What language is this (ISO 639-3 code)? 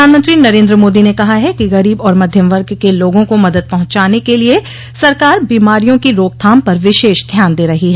hin